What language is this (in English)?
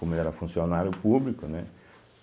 Portuguese